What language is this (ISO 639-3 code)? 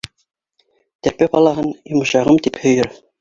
bak